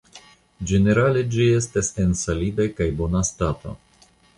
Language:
Esperanto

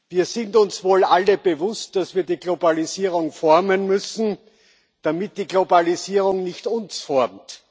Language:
German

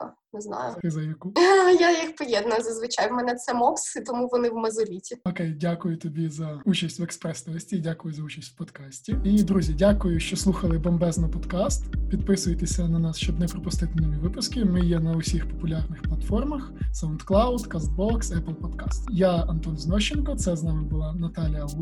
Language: Ukrainian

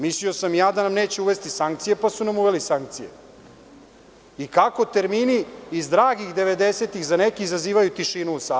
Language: Serbian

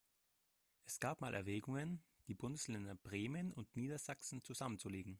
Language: German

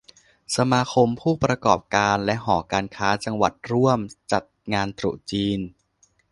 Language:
Thai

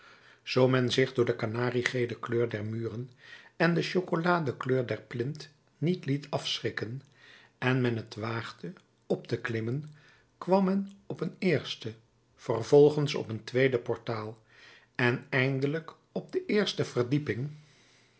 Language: Dutch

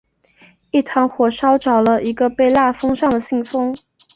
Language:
Chinese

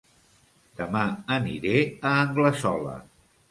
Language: Catalan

